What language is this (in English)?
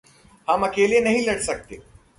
Hindi